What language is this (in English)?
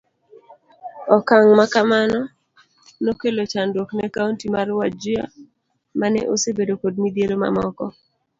Luo (Kenya and Tanzania)